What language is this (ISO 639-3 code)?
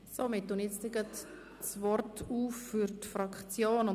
gsw